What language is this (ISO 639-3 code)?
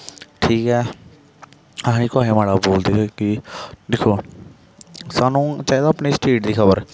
doi